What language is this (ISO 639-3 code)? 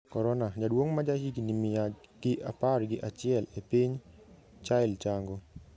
luo